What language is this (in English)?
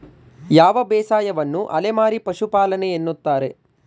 Kannada